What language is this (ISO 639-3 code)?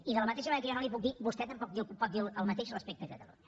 cat